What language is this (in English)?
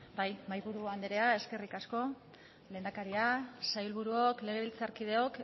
Basque